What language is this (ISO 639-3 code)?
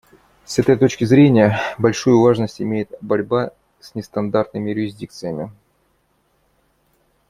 rus